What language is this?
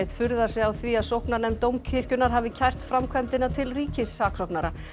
Icelandic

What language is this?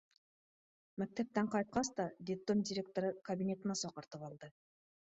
Bashkir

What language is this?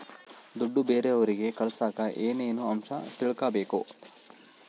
Kannada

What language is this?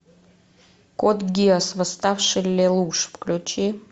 Russian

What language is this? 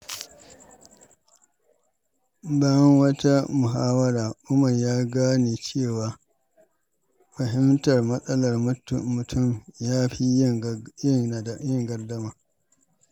Hausa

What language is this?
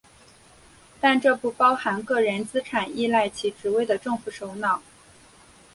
Chinese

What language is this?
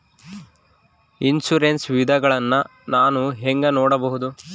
Kannada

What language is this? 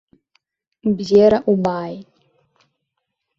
Abkhazian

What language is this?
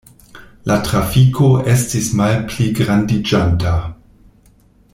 Esperanto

